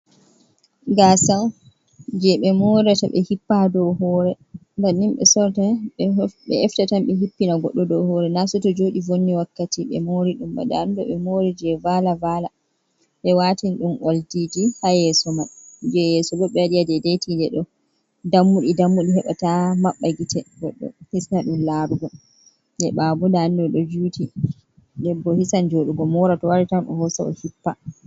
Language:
Fula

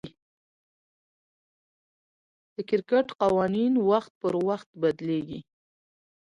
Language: Pashto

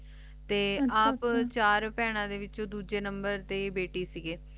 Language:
Punjabi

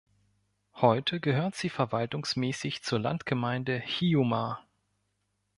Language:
German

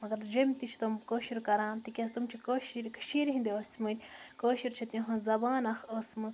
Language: Kashmiri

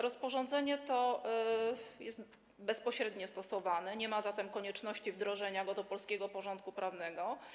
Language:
Polish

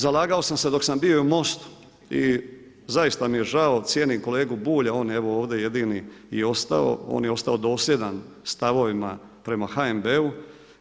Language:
Croatian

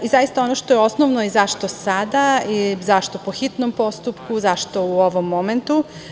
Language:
Serbian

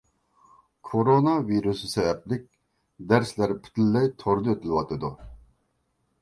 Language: Uyghur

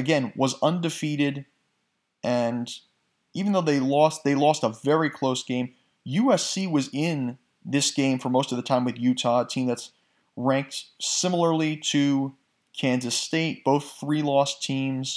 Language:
English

